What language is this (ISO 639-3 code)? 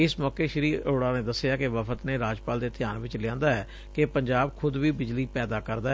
pan